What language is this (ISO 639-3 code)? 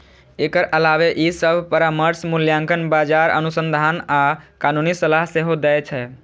mai